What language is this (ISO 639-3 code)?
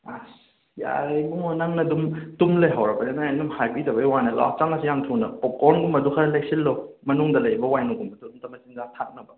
mni